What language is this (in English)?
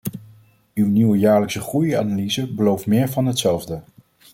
Dutch